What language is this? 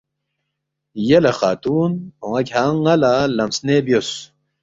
Balti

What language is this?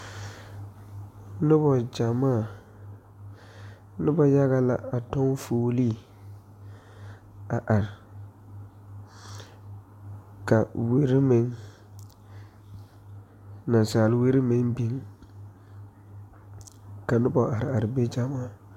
Southern Dagaare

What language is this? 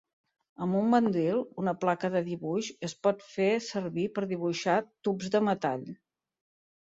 Catalan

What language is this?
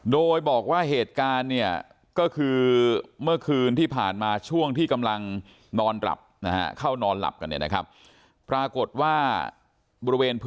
Thai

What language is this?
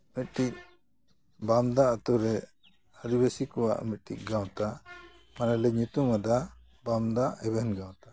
Santali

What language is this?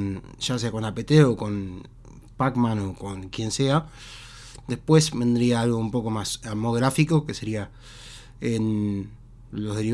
Spanish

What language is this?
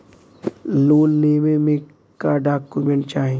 Bhojpuri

